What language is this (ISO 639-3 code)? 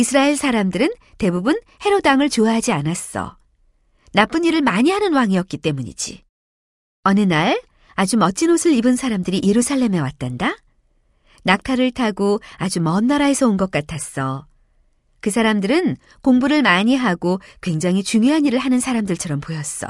kor